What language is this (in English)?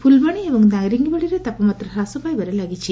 Odia